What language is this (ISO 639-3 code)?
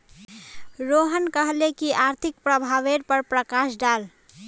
mag